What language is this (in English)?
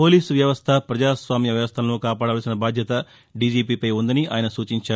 Telugu